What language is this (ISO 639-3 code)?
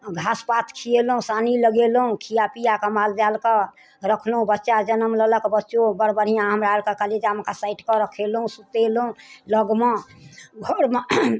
mai